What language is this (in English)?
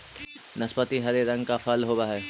Magahi